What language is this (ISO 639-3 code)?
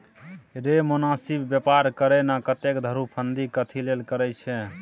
mai